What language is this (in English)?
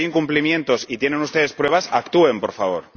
Spanish